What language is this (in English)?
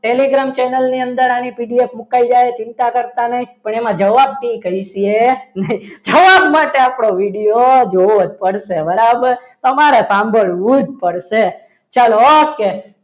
Gujarati